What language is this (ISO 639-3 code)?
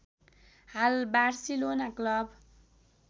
nep